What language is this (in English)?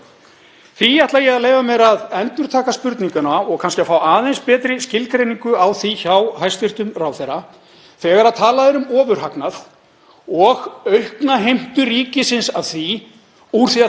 Icelandic